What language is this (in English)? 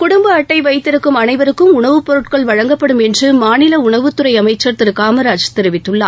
Tamil